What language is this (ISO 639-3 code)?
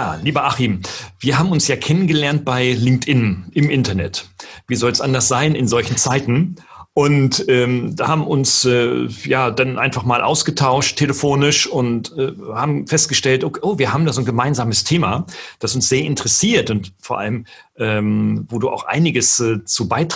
deu